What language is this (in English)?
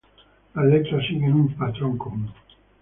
Spanish